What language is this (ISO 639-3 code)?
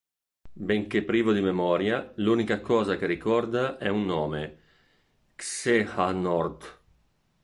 ita